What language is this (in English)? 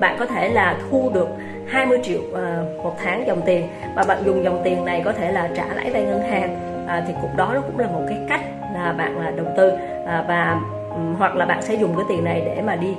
Vietnamese